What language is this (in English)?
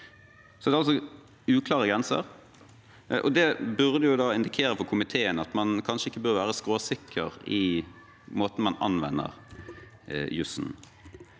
Norwegian